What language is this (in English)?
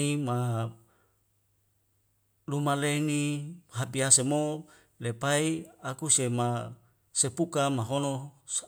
Wemale